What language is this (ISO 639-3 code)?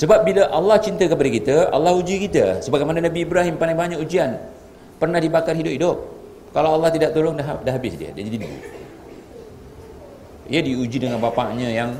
msa